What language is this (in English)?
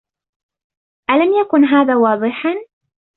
Arabic